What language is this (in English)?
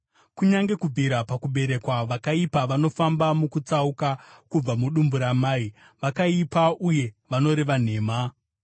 Shona